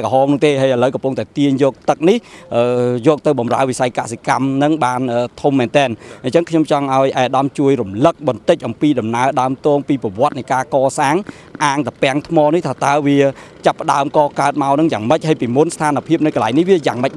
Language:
Vietnamese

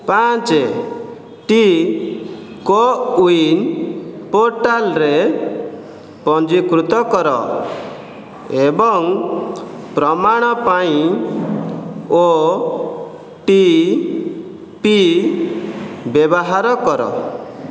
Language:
Odia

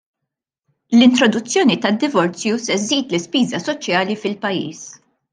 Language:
Maltese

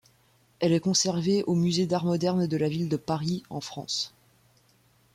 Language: French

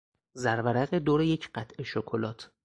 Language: Persian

